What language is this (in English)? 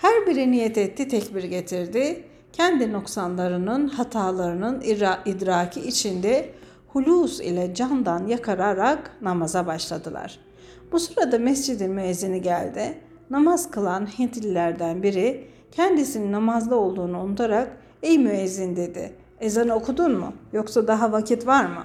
Turkish